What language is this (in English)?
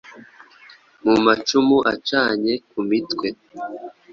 Kinyarwanda